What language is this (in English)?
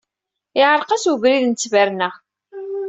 Kabyle